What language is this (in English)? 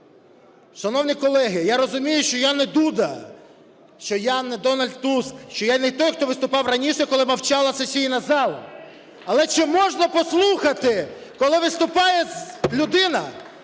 Ukrainian